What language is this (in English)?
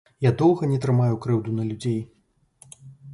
Belarusian